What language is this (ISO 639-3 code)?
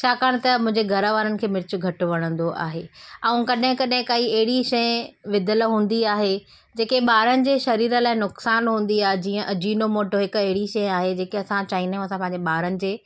snd